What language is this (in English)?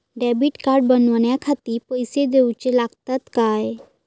Marathi